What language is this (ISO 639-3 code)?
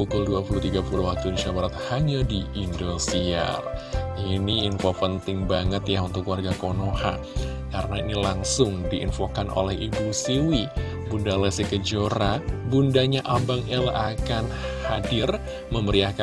ind